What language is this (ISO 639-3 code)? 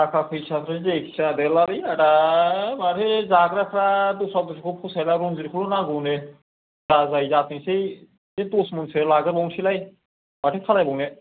brx